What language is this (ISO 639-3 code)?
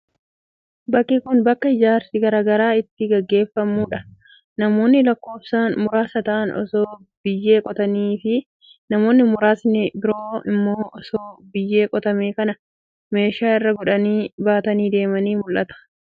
orm